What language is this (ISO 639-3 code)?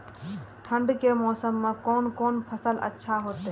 mai